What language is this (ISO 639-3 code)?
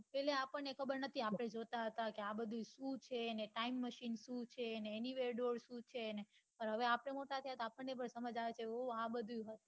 guj